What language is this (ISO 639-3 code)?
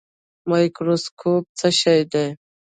pus